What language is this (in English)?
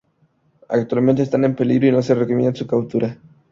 Spanish